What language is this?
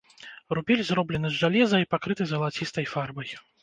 Belarusian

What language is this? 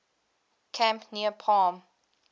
English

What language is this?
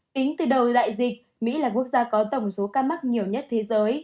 Vietnamese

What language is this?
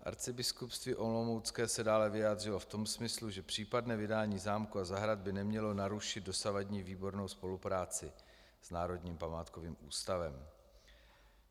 Czech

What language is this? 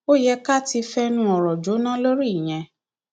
Yoruba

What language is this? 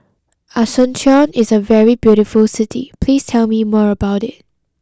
English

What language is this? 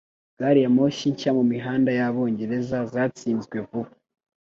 Kinyarwanda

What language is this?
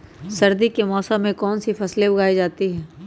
Magahi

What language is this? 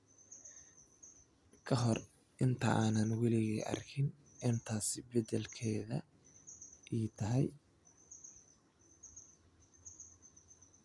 Somali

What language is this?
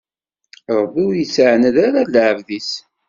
Kabyle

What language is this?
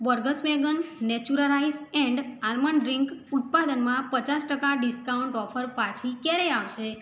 Gujarati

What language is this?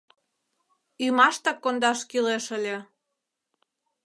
Mari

